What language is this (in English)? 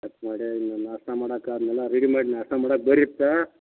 Kannada